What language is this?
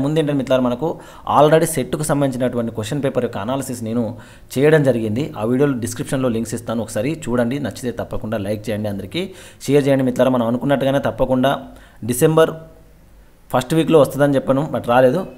Indonesian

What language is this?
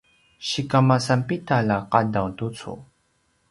Paiwan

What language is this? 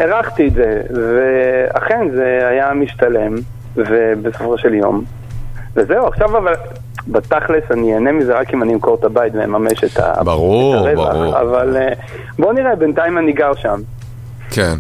Hebrew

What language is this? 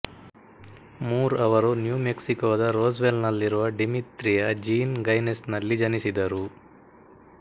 Kannada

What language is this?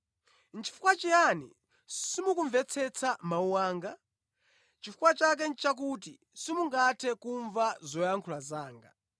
Nyanja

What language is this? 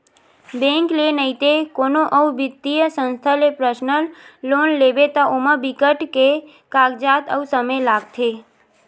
Chhattisgarhi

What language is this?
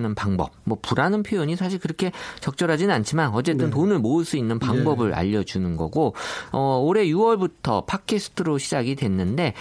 Korean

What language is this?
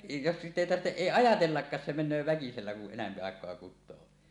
Finnish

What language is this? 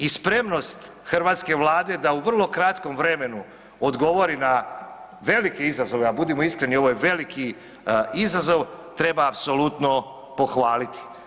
Croatian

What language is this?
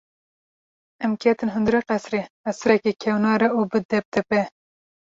Kurdish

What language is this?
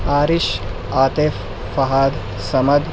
Urdu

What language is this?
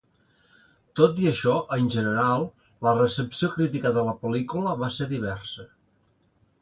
Catalan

